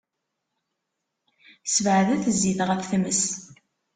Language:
Kabyle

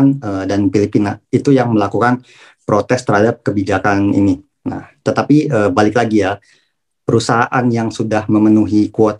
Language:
Indonesian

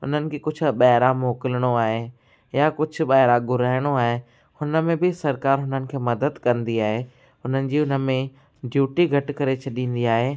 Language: Sindhi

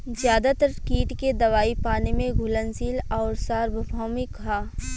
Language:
Bhojpuri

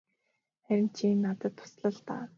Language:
Mongolian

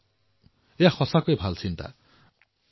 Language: Assamese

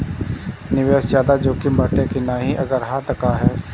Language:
Bhojpuri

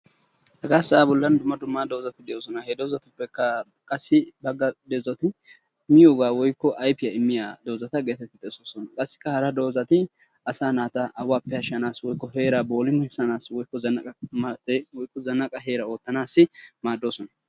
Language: Wolaytta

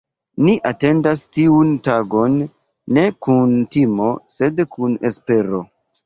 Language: Esperanto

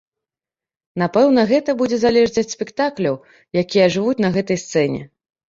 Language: Belarusian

